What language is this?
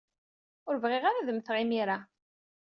Kabyle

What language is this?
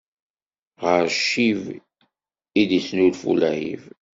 Kabyle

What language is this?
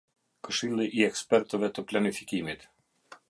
Albanian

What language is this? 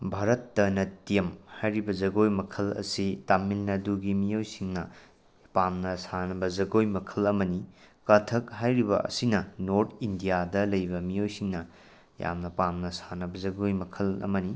Manipuri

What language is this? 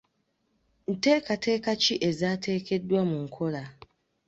Ganda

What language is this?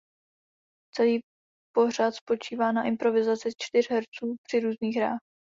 Czech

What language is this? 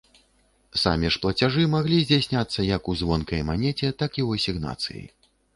Belarusian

